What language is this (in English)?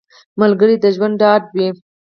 Pashto